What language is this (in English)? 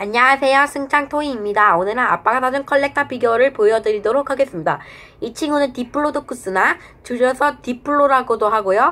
Korean